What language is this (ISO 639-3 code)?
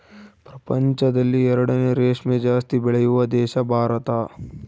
kan